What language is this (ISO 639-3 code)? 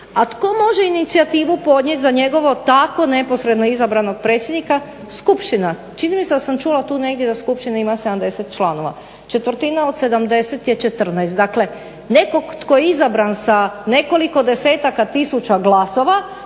hrv